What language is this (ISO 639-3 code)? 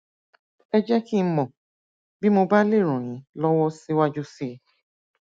yor